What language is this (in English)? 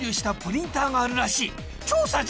Japanese